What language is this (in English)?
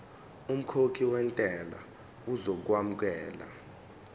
Zulu